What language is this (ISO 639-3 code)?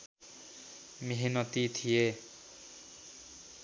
nep